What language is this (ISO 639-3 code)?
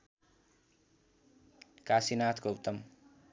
nep